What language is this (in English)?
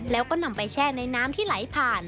Thai